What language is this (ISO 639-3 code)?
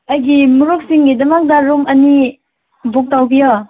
mni